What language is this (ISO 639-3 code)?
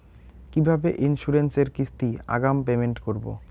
ben